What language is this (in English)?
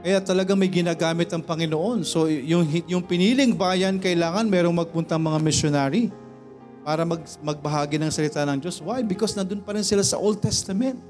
Filipino